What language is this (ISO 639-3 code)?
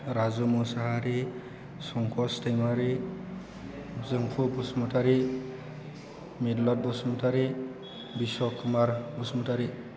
brx